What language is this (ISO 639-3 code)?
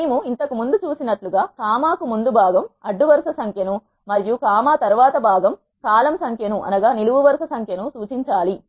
tel